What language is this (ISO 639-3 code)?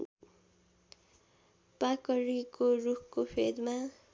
nep